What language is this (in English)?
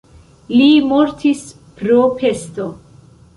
Esperanto